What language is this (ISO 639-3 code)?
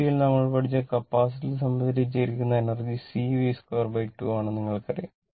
mal